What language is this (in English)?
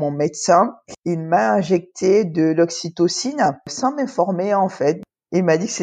French